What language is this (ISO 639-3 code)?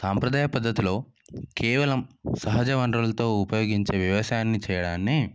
tel